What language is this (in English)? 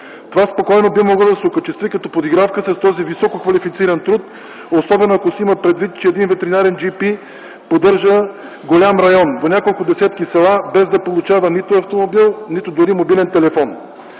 Bulgarian